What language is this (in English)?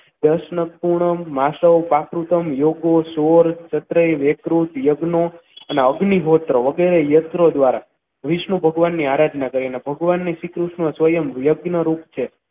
Gujarati